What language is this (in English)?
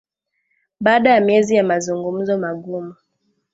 Swahili